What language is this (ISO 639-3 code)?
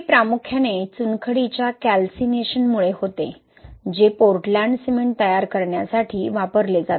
mar